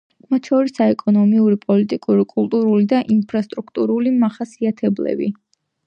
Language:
Georgian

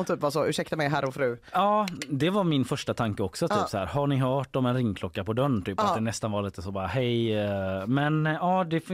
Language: Swedish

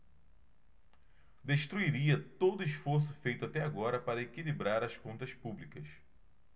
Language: Portuguese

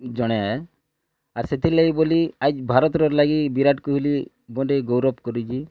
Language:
Odia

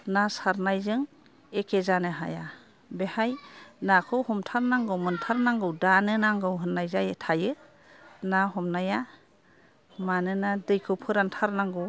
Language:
Bodo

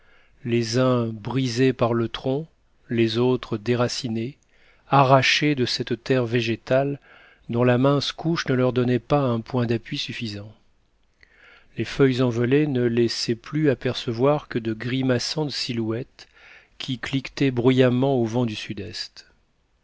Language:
French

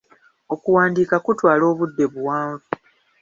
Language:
Ganda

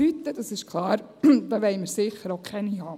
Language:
Swiss German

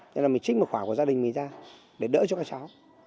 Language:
Vietnamese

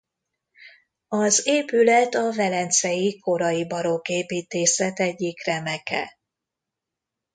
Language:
Hungarian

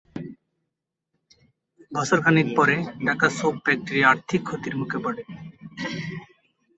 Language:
Bangla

